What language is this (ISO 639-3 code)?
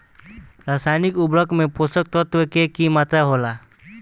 bho